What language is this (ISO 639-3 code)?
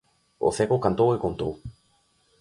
glg